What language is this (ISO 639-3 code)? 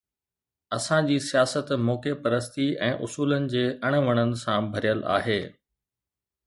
snd